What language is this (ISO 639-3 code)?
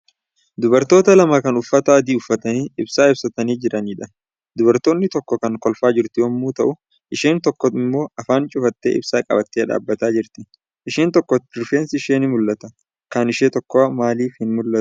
orm